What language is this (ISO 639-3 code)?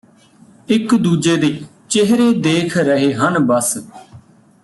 pan